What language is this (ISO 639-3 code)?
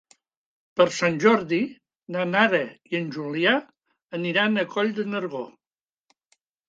cat